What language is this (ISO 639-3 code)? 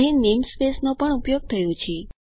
guj